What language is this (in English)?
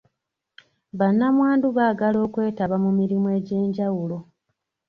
Ganda